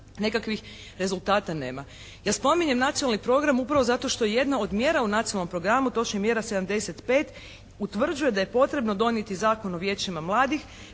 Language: Croatian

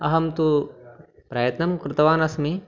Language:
Sanskrit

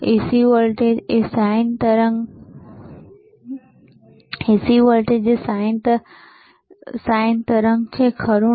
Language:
Gujarati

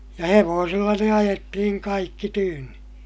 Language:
Finnish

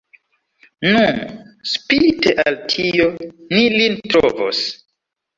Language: Esperanto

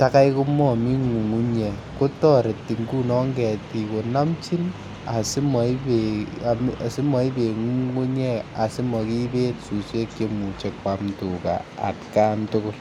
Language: Kalenjin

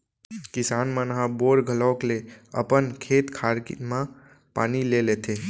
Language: Chhattisgarhi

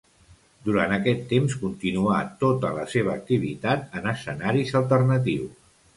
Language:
Catalan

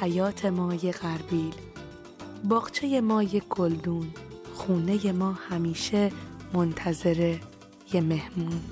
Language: Persian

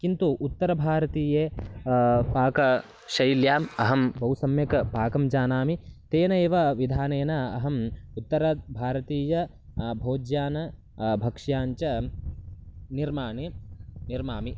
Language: Sanskrit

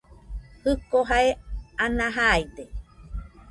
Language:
Nüpode Huitoto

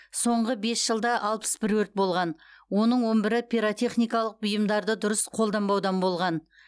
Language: Kazakh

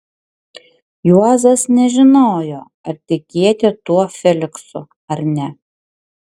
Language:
Lithuanian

